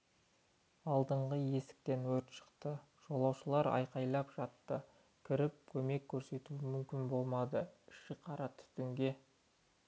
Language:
Kazakh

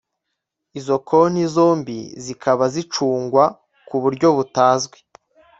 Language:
Kinyarwanda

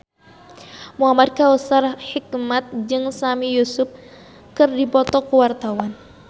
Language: Sundanese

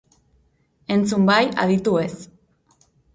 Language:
Basque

